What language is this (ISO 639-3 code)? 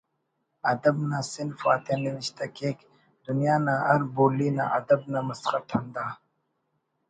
brh